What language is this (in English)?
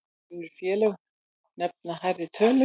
Icelandic